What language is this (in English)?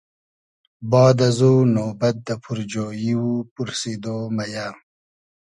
Hazaragi